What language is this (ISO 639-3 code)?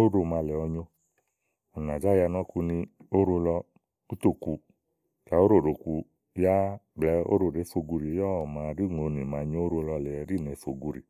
ahl